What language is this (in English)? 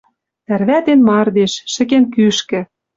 Western Mari